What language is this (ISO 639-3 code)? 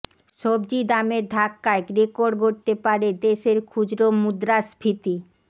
ben